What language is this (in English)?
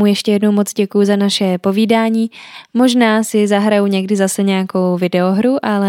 Czech